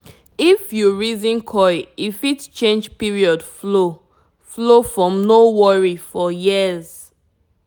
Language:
Nigerian Pidgin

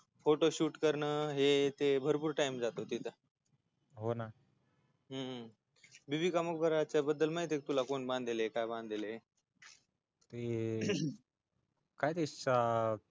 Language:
Marathi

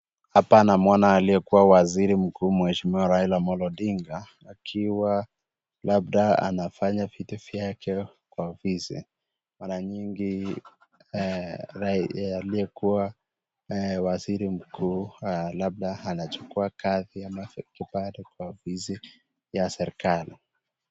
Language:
Swahili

